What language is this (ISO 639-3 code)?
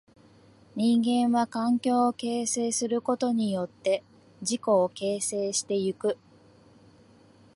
jpn